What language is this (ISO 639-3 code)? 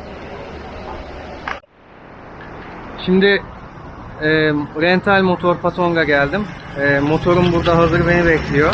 tur